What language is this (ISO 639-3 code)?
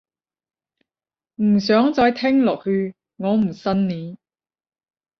yue